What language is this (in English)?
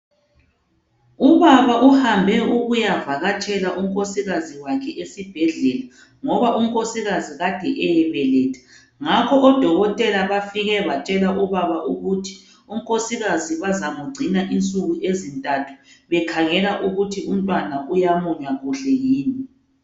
North Ndebele